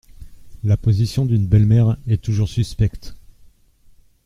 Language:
French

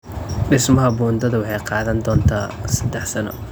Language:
Somali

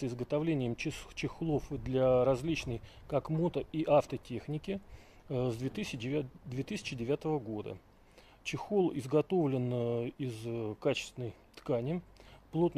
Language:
Russian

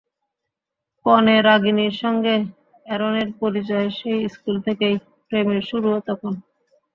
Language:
Bangla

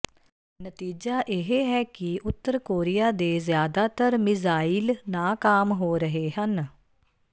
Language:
Punjabi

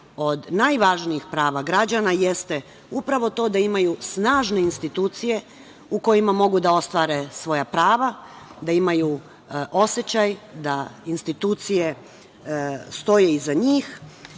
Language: Serbian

